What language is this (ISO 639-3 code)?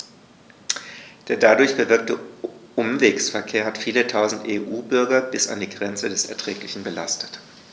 deu